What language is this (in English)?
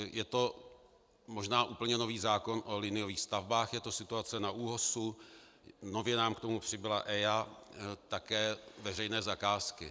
Czech